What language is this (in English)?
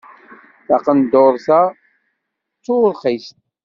Kabyle